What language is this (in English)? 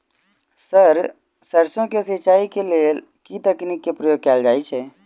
Maithili